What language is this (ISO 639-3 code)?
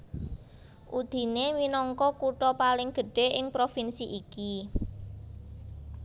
jav